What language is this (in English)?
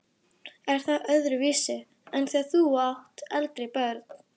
Icelandic